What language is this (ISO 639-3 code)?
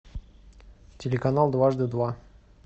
rus